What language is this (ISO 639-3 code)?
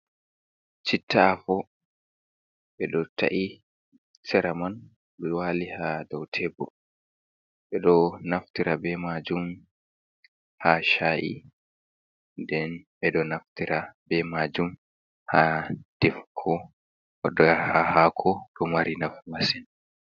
ful